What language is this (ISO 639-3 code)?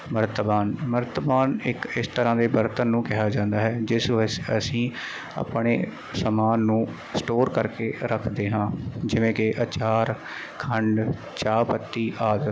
pan